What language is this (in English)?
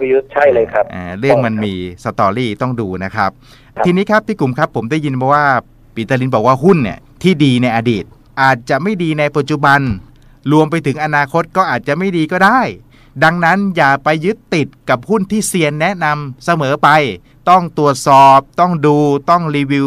Thai